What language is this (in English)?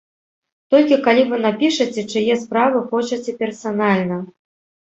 Belarusian